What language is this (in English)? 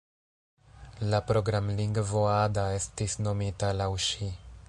Esperanto